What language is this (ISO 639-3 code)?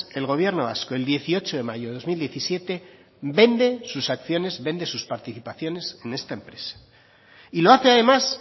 spa